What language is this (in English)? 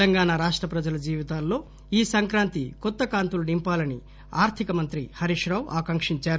Telugu